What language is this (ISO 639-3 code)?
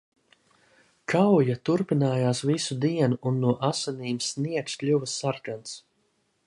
lav